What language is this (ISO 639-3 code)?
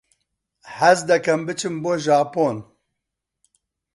ckb